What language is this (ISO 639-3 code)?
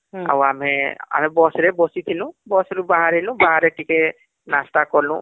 ori